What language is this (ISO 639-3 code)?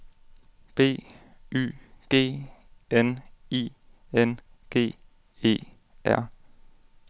dan